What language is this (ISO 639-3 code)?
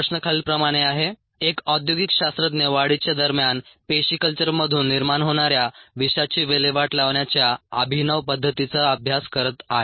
mar